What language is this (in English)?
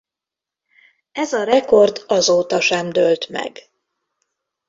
Hungarian